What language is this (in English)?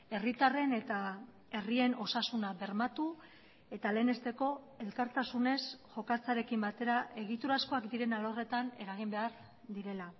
Basque